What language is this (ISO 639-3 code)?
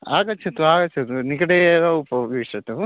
san